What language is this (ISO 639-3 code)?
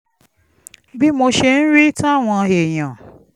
yor